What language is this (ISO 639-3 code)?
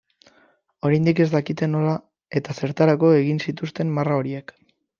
eus